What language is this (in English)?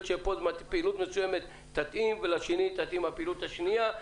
Hebrew